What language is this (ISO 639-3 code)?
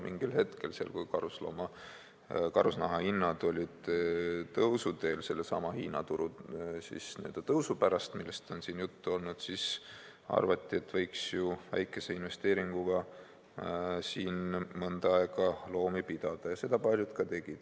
est